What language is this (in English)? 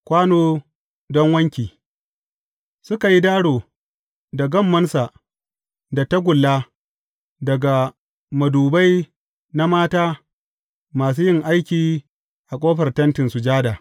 Hausa